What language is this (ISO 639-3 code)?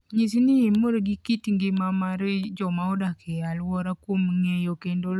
luo